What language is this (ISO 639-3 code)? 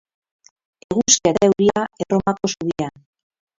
eus